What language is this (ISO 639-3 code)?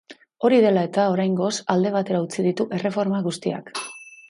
eus